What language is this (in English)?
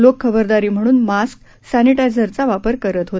Marathi